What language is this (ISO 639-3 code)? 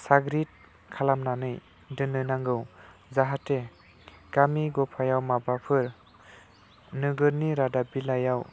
brx